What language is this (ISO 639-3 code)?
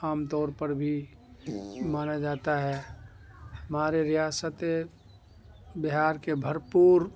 urd